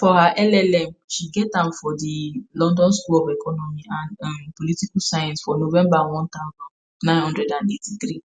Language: Nigerian Pidgin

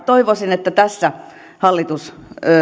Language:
Finnish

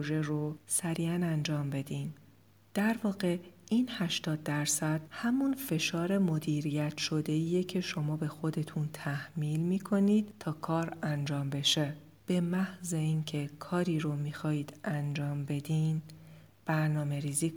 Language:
Persian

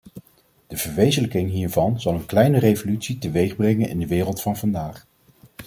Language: Dutch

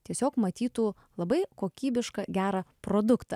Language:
Lithuanian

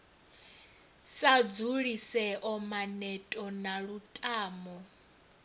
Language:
Venda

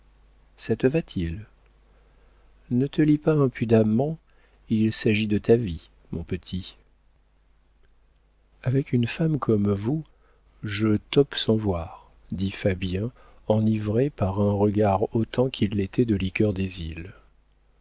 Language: French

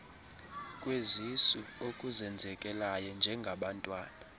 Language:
Xhosa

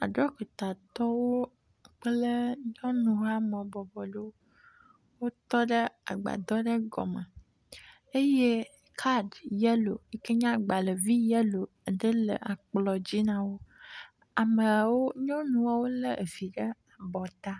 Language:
Ewe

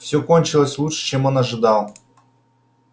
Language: Russian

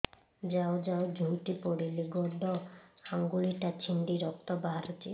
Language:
Odia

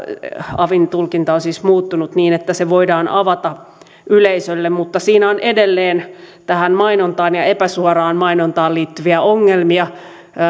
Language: Finnish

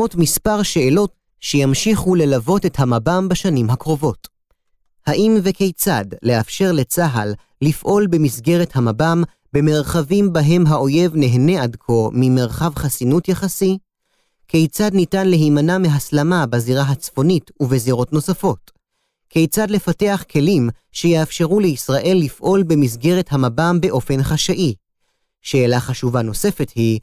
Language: Hebrew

